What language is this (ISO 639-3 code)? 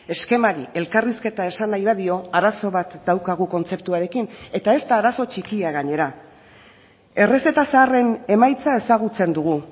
eus